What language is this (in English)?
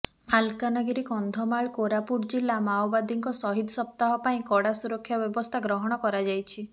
Odia